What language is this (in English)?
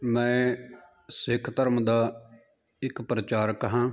Punjabi